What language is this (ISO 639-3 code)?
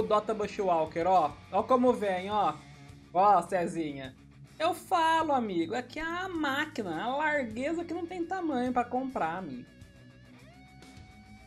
por